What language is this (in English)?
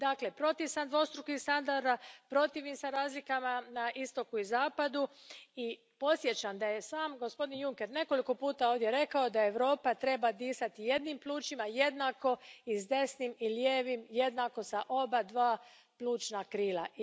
Croatian